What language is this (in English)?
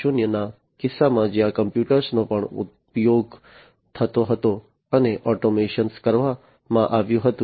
Gujarati